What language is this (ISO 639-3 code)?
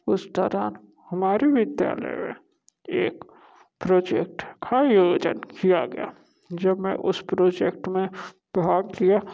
hin